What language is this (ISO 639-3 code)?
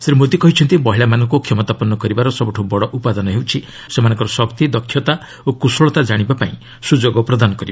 ori